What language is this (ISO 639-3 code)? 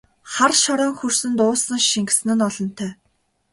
mon